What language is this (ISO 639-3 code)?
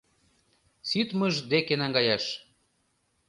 chm